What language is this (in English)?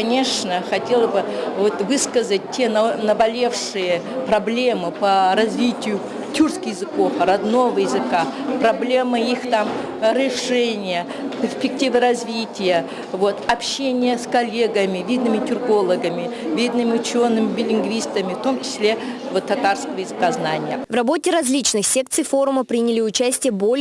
Russian